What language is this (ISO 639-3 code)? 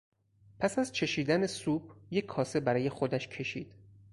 fas